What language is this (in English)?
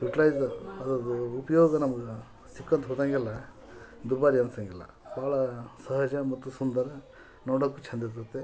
Kannada